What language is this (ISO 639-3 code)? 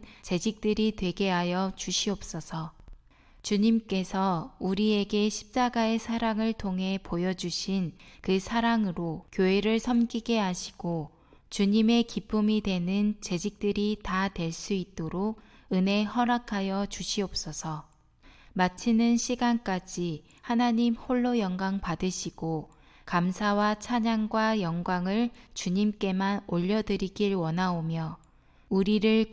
kor